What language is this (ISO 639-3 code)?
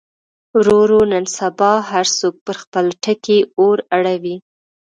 pus